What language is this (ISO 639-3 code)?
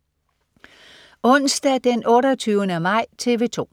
dan